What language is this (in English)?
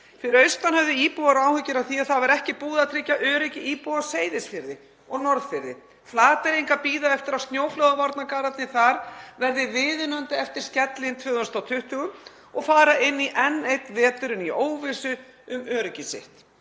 Icelandic